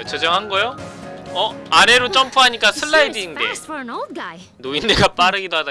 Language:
Korean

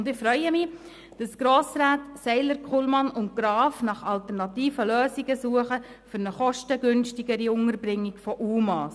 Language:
Swiss German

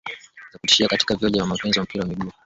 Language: Swahili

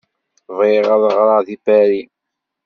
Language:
Kabyle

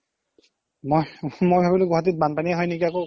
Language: Assamese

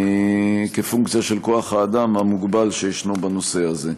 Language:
Hebrew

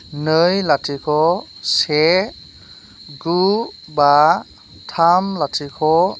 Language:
Bodo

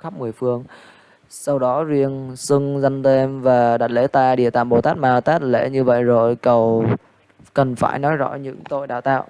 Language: Vietnamese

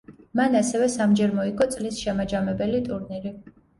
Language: Georgian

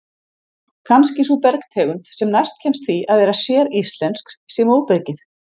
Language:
Icelandic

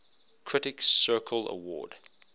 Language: English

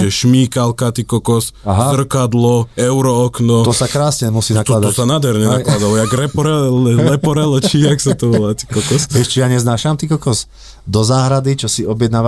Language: Slovak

